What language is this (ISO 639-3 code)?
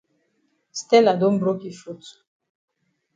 wes